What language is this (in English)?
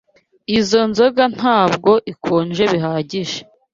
Kinyarwanda